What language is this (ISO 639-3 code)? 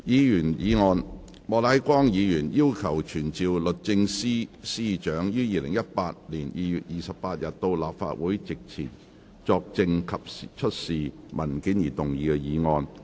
yue